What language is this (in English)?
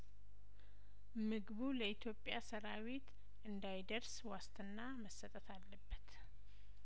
Amharic